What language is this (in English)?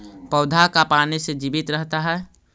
Magahi